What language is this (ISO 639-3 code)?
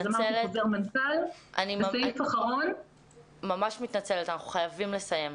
heb